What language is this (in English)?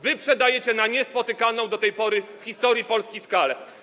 Polish